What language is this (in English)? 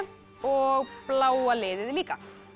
Icelandic